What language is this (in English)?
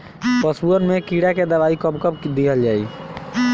Bhojpuri